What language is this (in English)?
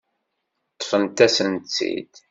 Kabyle